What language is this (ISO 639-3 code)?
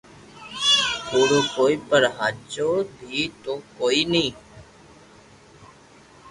lrk